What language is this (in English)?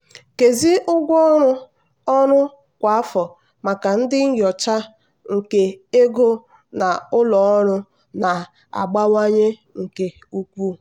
Igbo